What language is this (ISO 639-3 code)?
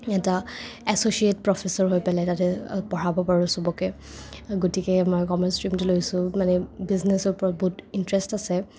asm